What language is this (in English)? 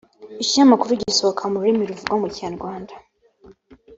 Kinyarwanda